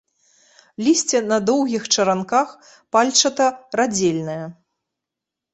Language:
Belarusian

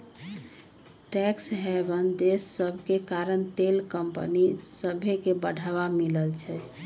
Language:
Magahi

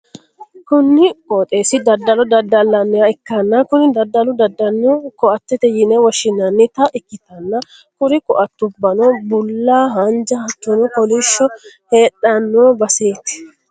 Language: Sidamo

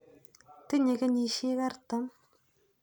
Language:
Kalenjin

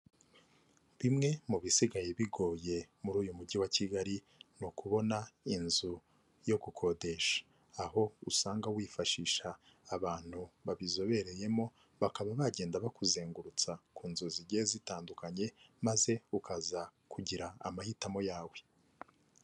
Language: Kinyarwanda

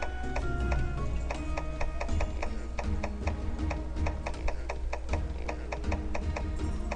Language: Korean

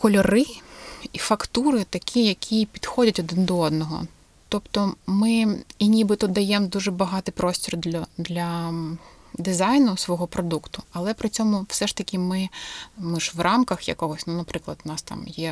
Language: Ukrainian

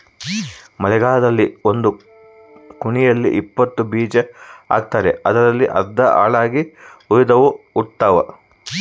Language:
Kannada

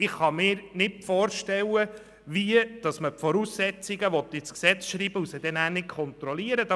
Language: Swiss German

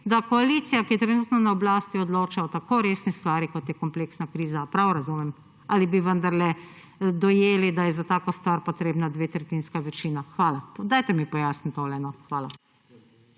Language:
Slovenian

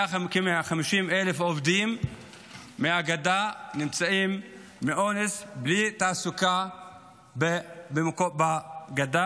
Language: Hebrew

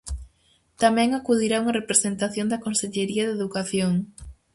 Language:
Galician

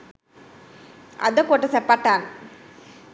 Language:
Sinhala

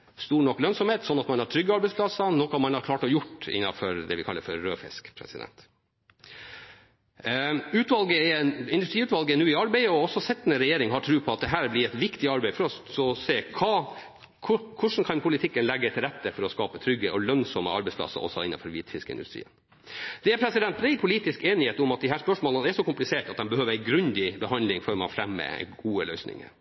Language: Norwegian Bokmål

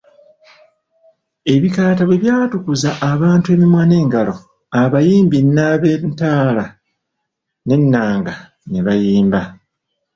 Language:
Ganda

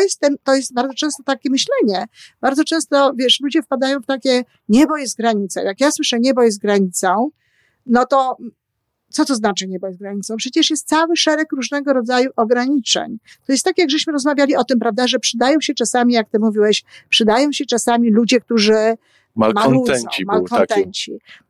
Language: Polish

